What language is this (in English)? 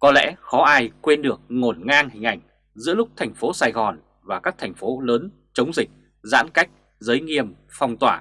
Vietnamese